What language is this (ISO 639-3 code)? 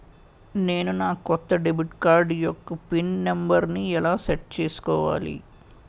tel